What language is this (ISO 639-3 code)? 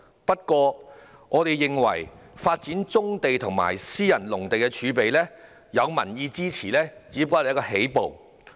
yue